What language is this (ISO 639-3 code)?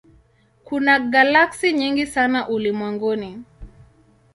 swa